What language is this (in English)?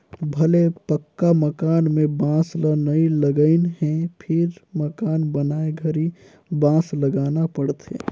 Chhattisgarhi